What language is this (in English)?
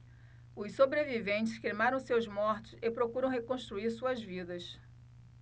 Portuguese